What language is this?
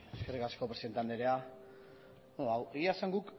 Basque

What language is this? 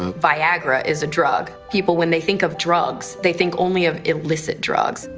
English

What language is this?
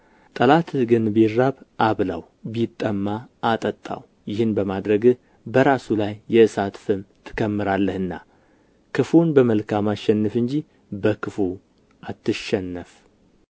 Amharic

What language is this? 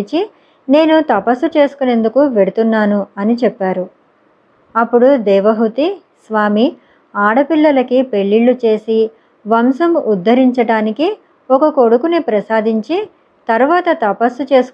Telugu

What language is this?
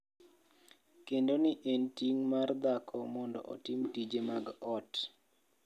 Luo (Kenya and Tanzania)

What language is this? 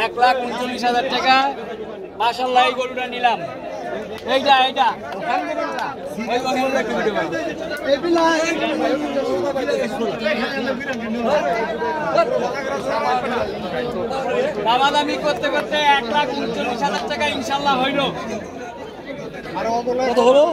Bangla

